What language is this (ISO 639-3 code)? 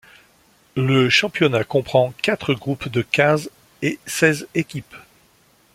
fra